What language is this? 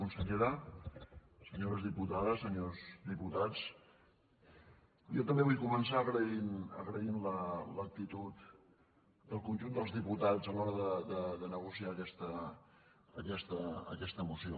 Catalan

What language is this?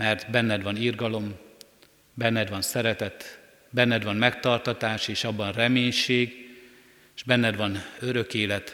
Hungarian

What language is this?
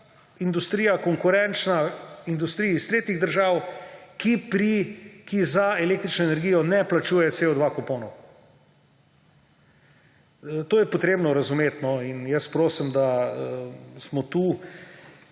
Slovenian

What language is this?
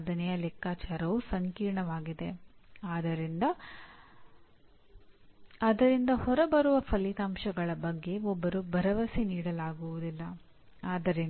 Kannada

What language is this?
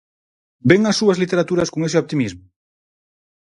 Galician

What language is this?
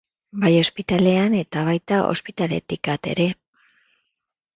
Basque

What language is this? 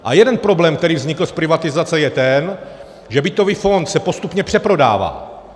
Czech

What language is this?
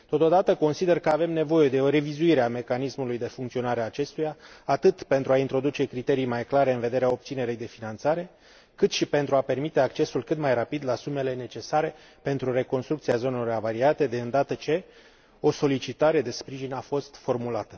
Romanian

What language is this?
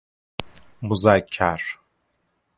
Persian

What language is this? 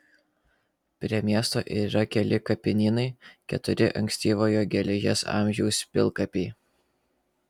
Lithuanian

